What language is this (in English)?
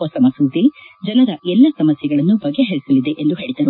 Kannada